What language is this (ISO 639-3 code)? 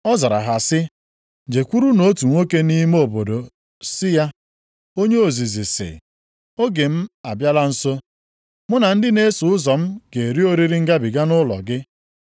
ibo